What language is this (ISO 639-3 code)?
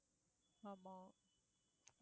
tam